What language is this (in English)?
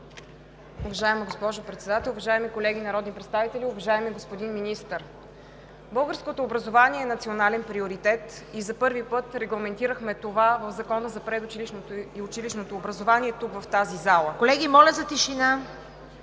Bulgarian